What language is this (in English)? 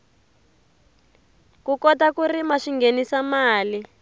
Tsonga